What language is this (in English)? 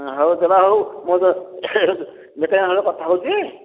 Odia